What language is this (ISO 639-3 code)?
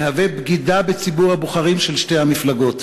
heb